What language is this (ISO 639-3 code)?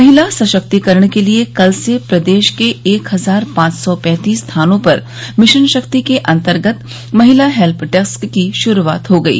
hin